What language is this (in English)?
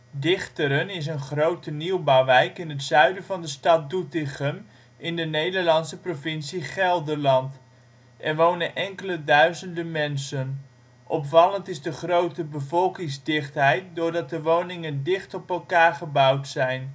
Dutch